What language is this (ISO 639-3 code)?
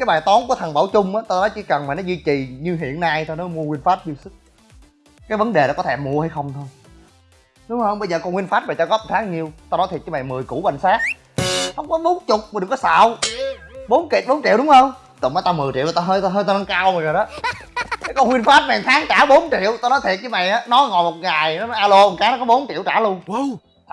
vie